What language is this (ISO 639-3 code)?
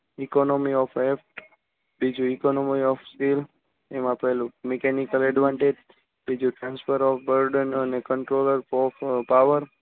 guj